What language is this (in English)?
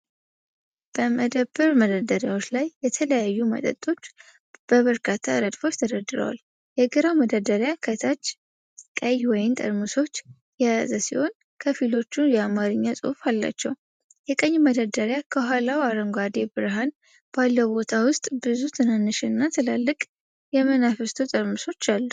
Amharic